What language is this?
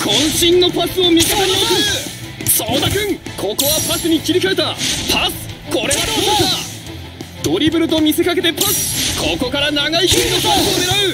Japanese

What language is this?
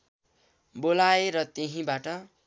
Nepali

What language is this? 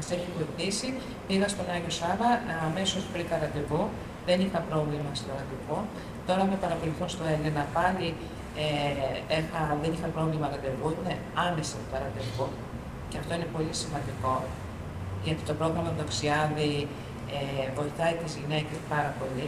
Greek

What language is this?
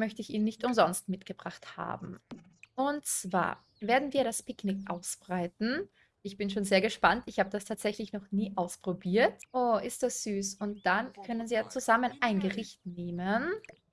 German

